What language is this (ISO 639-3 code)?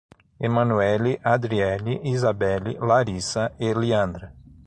por